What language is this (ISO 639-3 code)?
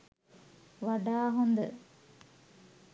sin